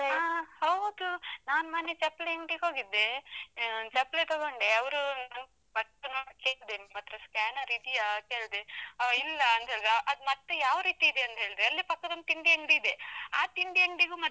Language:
Kannada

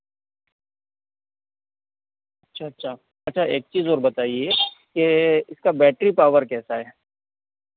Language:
Hindi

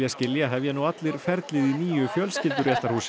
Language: Icelandic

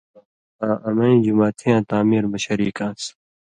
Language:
Indus Kohistani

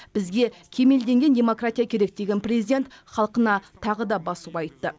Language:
Kazakh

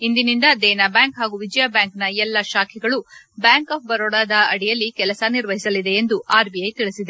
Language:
Kannada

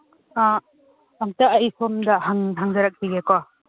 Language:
Manipuri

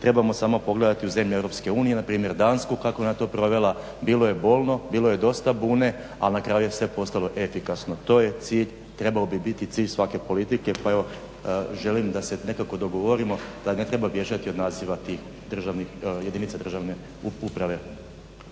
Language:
Croatian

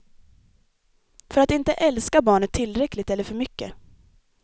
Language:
Swedish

